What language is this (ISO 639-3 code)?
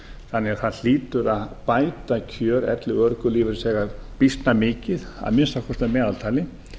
isl